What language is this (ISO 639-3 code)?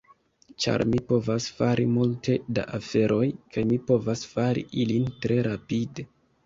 epo